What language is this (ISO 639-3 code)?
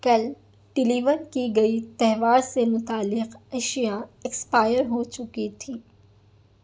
urd